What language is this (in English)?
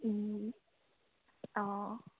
Assamese